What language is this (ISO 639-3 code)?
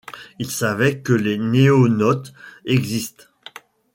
fra